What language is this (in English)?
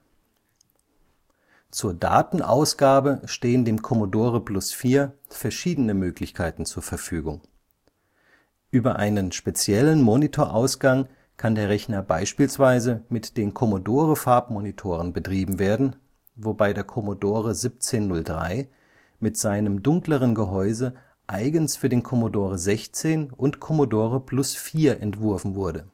German